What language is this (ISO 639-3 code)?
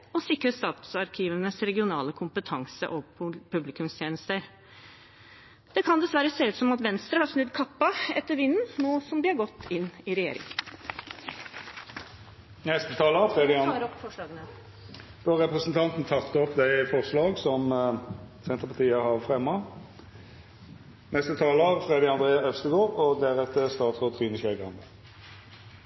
nor